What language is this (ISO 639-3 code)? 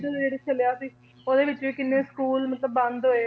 pan